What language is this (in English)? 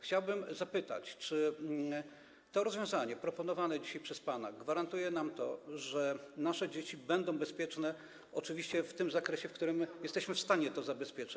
Polish